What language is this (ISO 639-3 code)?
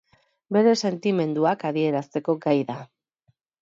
eus